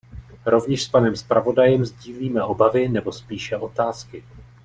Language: Czech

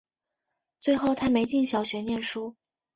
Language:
Chinese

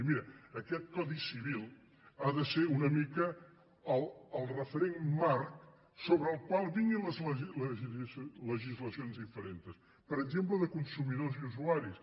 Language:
Catalan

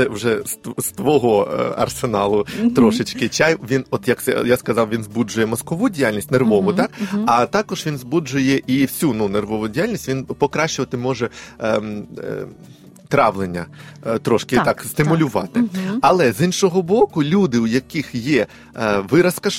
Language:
Ukrainian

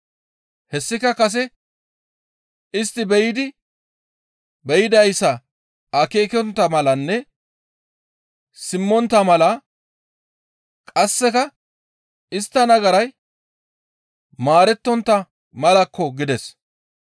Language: Gamo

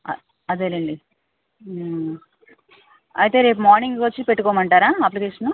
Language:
Telugu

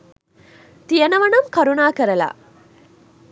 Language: Sinhala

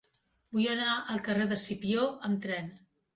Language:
Catalan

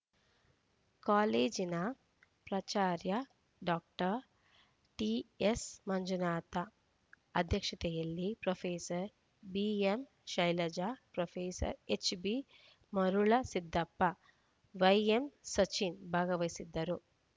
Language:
Kannada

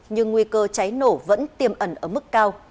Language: Vietnamese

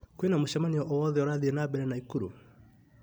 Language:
Kikuyu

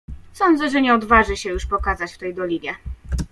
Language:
Polish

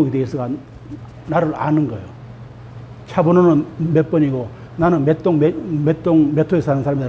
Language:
Korean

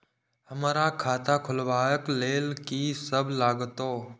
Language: Maithili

